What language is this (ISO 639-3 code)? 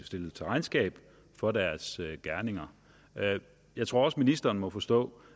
dan